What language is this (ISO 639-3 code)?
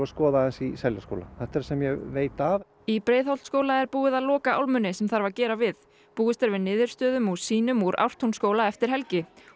isl